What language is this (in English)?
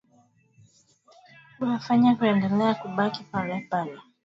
Swahili